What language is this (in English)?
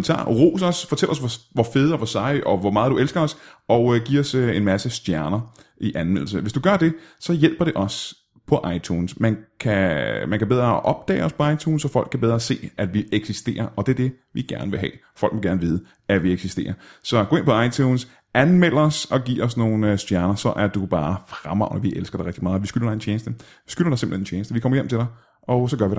Danish